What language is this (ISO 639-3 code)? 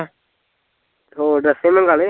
pan